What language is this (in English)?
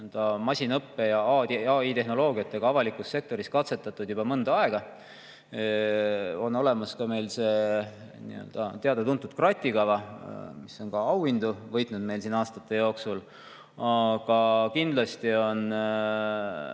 Estonian